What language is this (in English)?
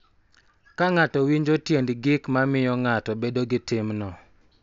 Luo (Kenya and Tanzania)